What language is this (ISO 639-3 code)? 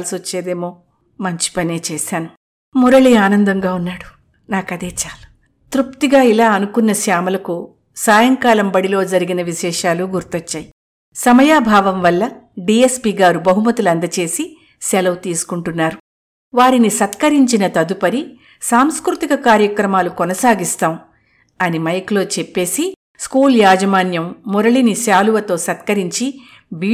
tel